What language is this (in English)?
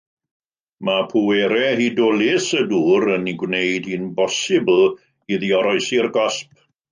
Welsh